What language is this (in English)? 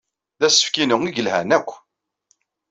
Kabyle